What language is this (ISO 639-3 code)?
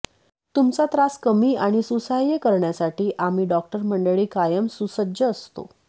mar